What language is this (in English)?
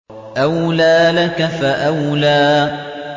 Arabic